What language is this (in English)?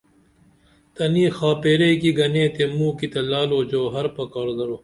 Dameli